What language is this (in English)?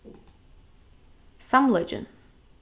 Faroese